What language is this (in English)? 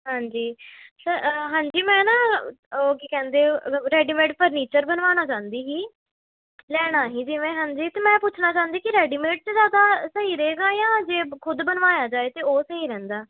Punjabi